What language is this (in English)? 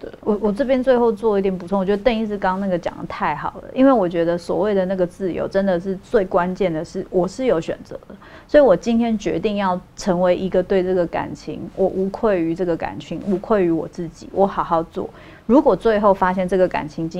Chinese